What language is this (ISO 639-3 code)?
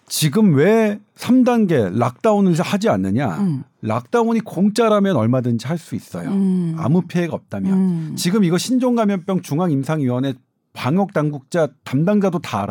kor